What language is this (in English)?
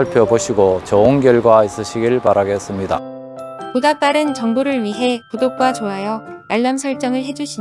Korean